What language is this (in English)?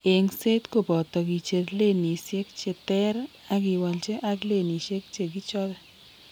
Kalenjin